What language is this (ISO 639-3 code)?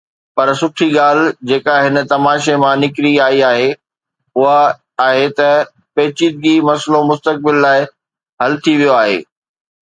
snd